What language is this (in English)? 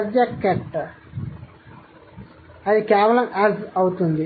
Telugu